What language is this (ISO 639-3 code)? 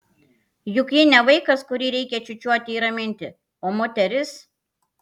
lit